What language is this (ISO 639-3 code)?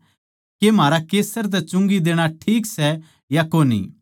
bgc